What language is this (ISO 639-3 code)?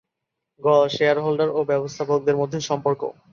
ben